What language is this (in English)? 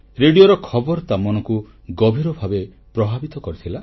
Odia